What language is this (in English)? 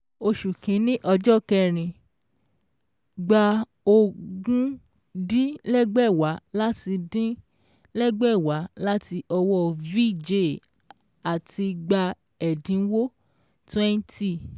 Yoruba